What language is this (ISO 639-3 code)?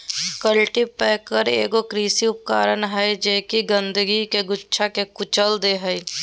mag